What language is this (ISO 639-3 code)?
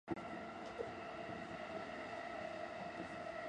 jpn